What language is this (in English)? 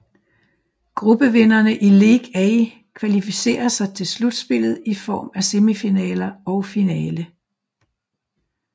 Danish